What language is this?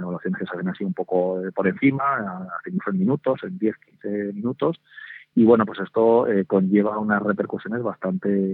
Spanish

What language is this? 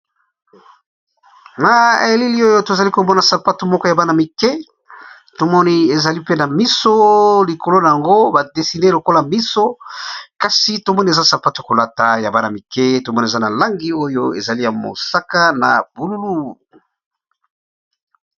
Lingala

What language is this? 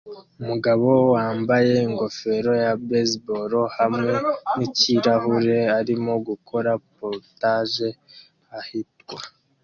Kinyarwanda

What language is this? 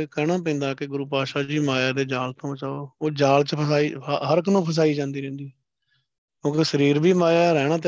Punjabi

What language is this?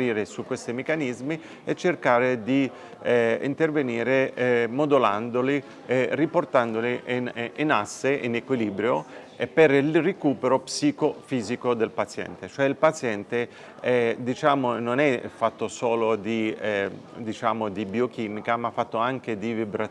Italian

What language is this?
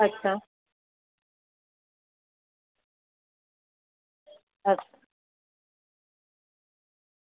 Gujarati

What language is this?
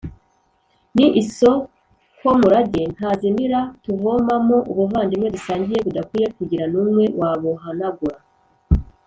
Kinyarwanda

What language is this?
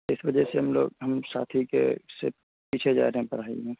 Urdu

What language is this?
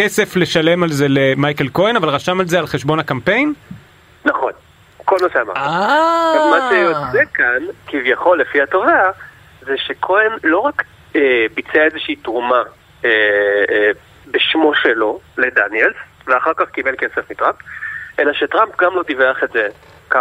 Hebrew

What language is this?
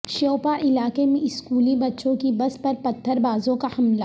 Urdu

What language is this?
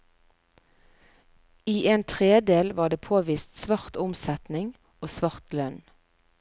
Norwegian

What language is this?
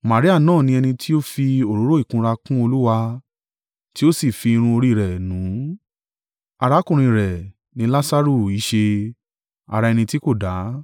Yoruba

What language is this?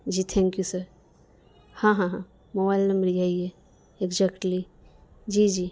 Urdu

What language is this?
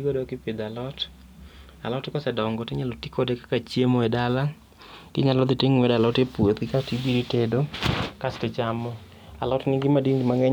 Luo (Kenya and Tanzania)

